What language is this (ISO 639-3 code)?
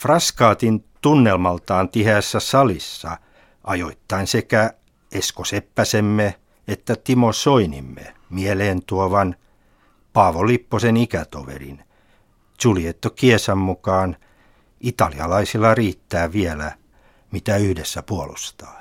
fin